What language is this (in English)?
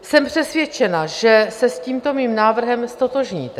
Czech